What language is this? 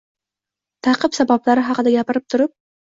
Uzbek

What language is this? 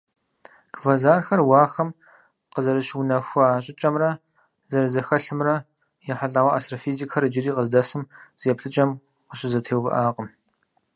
Kabardian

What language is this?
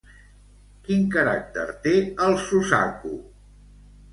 Catalan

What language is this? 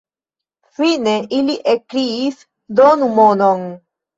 Esperanto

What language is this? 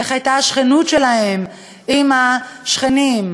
Hebrew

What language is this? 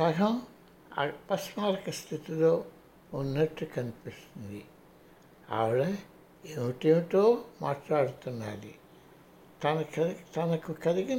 Telugu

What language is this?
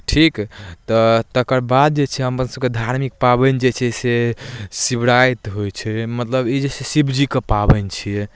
Maithili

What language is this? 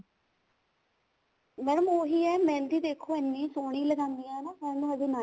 Punjabi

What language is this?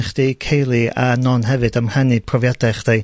Welsh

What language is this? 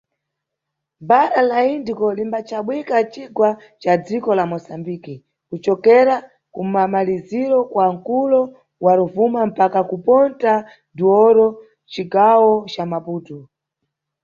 Nyungwe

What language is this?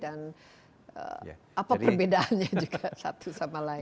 Indonesian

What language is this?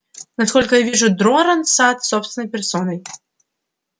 Russian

